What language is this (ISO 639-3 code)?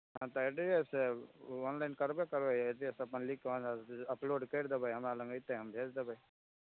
mai